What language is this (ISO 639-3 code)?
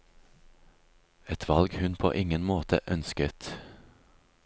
nor